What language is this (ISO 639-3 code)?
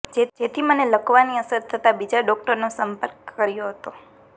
guj